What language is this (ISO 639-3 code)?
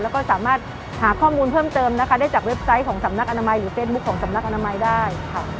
tha